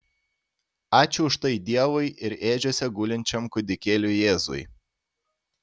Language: Lithuanian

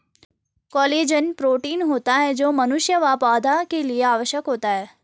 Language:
Hindi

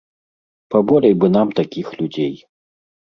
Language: Belarusian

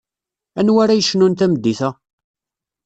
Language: Kabyle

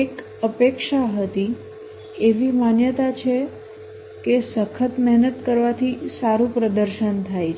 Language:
Gujarati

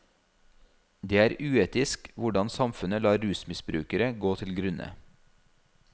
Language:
Norwegian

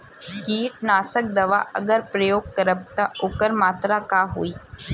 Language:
Bhojpuri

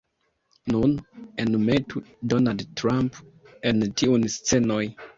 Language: Esperanto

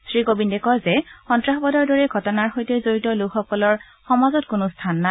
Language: Assamese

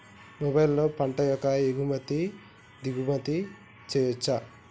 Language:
Telugu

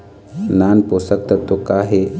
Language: Chhattisgarhi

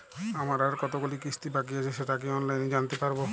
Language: Bangla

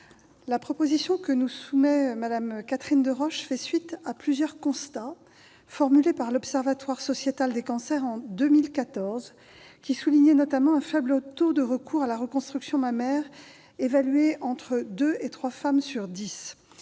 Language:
French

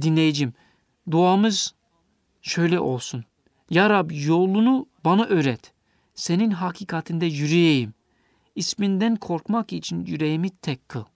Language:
Turkish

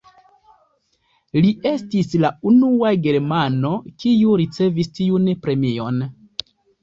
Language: Esperanto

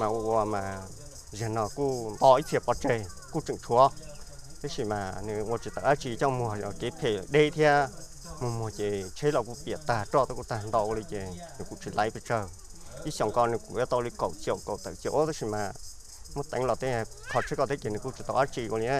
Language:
Vietnamese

